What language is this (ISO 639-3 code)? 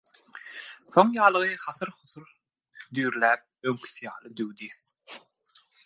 tuk